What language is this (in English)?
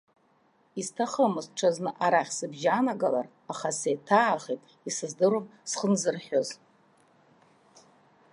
Abkhazian